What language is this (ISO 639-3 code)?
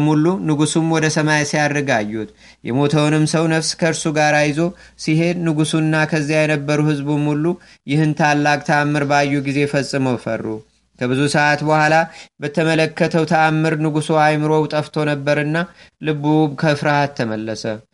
amh